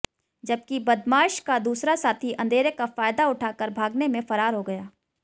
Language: Hindi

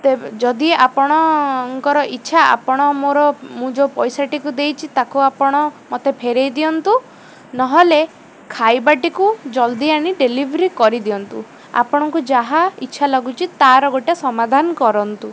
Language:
Odia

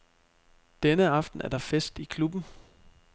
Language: Danish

